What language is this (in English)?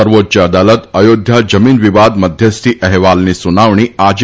Gujarati